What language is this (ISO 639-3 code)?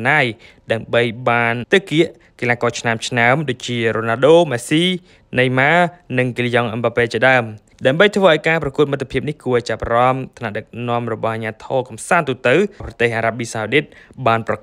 tha